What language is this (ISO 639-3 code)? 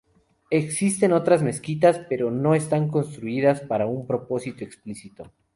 spa